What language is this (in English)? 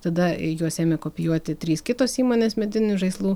Lithuanian